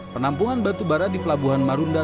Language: Indonesian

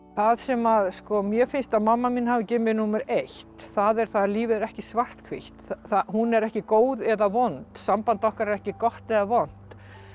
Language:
Icelandic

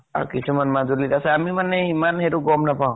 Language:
Assamese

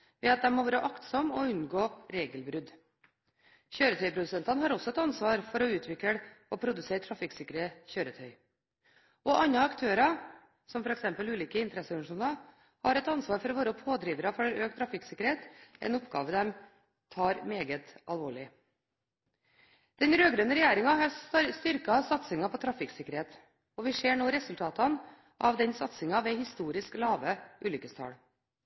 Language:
Norwegian Bokmål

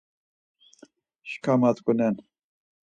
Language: Laz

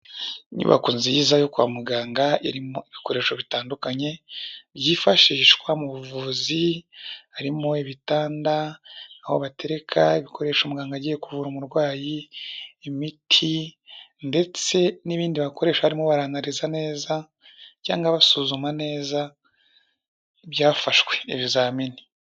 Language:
Kinyarwanda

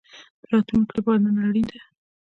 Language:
Pashto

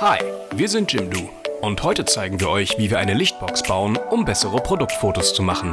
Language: German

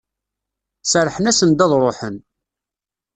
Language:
Kabyle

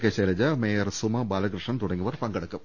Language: Malayalam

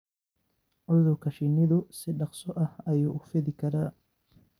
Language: Somali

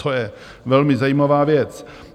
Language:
Czech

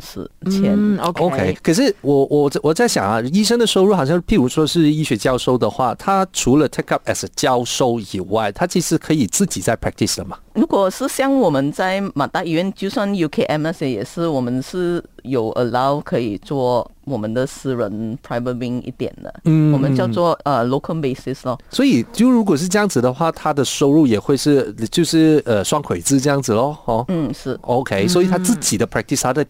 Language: Chinese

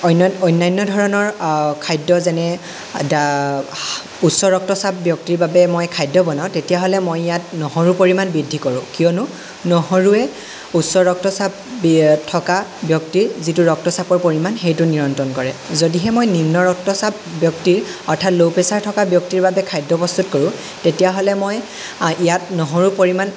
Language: Assamese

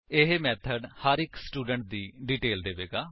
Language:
Punjabi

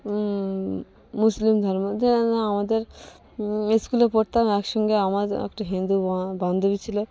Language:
Bangla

